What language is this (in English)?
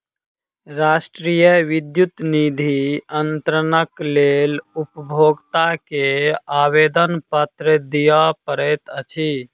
Maithili